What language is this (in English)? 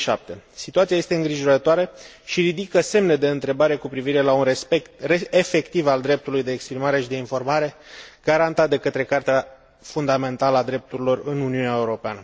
Romanian